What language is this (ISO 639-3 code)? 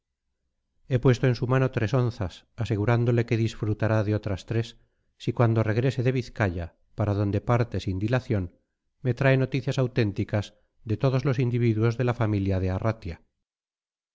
spa